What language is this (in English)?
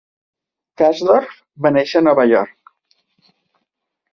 Catalan